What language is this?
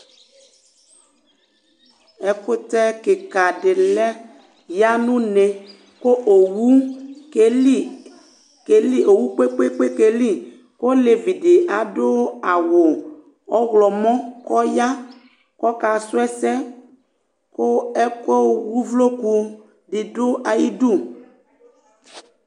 Ikposo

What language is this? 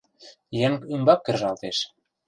Mari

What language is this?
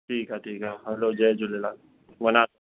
Sindhi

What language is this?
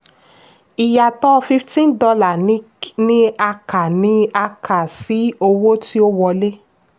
Yoruba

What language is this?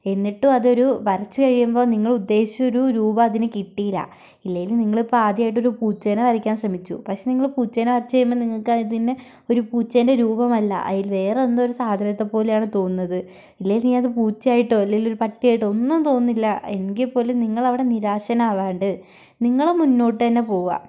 Malayalam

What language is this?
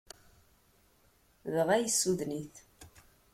Kabyle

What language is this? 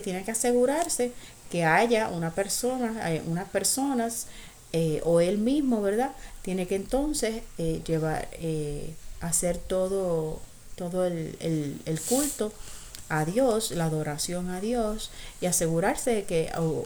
Spanish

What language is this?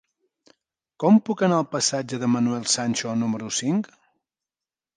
Catalan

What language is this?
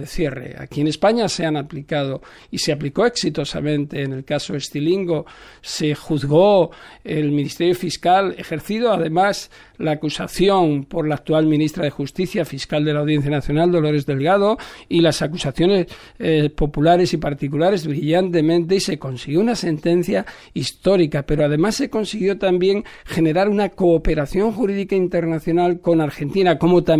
Spanish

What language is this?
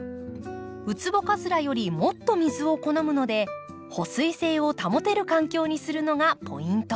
Japanese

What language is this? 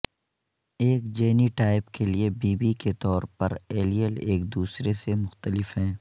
Urdu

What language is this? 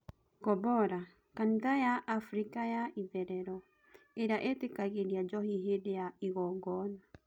Kikuyu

